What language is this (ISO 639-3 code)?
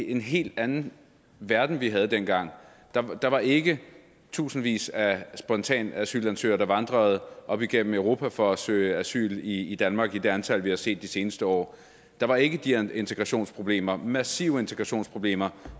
dan